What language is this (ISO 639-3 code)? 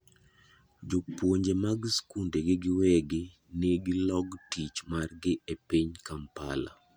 luo